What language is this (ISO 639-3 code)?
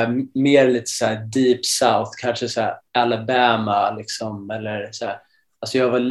swe